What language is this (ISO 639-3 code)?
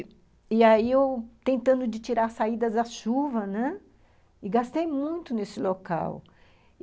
por